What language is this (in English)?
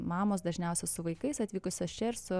Lithuanian